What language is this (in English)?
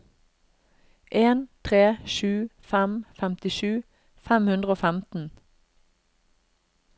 Norwegian